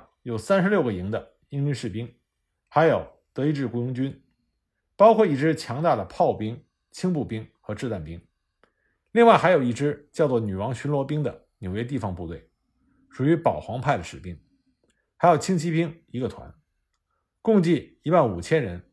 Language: Chinese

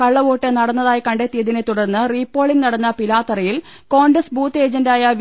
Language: Malayalam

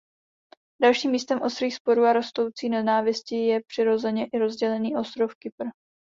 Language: Czech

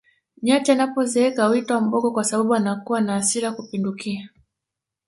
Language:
Swahili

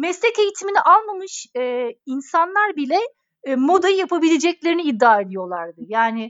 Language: Turkish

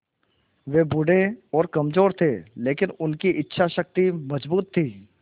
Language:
Hindi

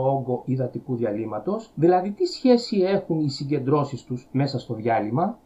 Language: Greek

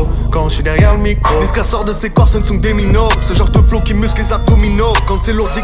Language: French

